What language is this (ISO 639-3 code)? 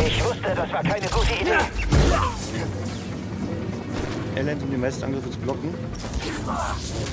deu